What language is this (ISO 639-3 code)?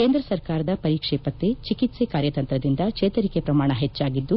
kan